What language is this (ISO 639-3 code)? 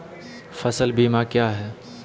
mag